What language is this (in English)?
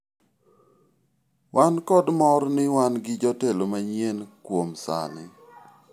Luo (Kenya and Tanzania)